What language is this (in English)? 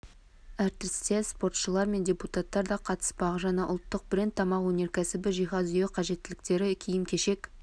Kazakh